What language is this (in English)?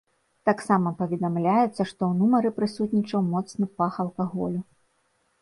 Belarusian